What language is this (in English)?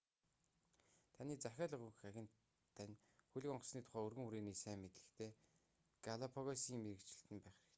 Mongolian